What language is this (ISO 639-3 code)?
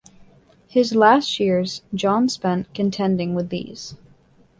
eng